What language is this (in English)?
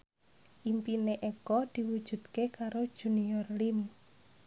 Javanese